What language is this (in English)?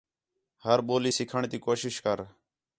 Khetrani